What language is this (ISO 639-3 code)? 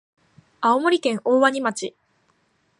jpn